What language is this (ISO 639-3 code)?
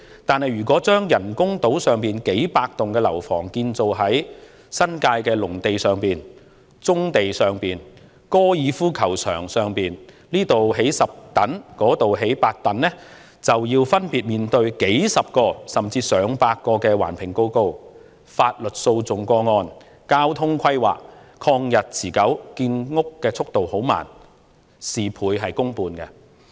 yue